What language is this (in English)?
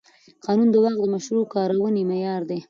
Pashto